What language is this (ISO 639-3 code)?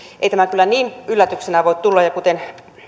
fin